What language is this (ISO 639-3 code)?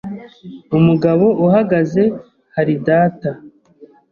kin